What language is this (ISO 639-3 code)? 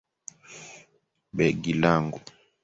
swa